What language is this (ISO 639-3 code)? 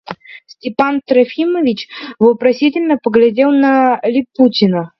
rus